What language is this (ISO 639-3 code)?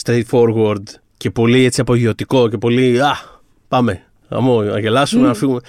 ell